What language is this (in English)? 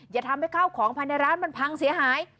Thai